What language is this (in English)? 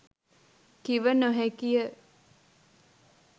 Sinhala